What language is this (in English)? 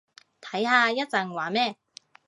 Cantonese